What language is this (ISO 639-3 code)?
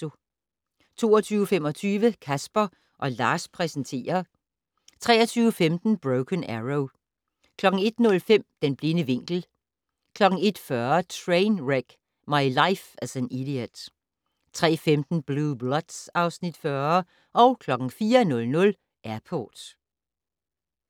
dan